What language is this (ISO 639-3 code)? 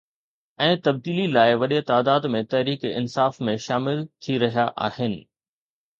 snd